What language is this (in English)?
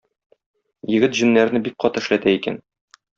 Tatar